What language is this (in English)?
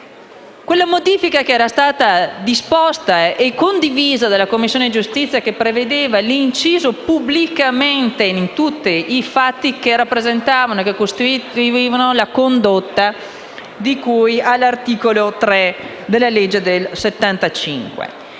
Italian